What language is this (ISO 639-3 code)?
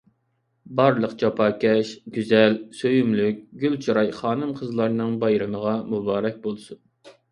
uig